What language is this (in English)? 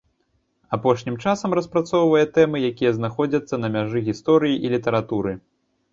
Belarusian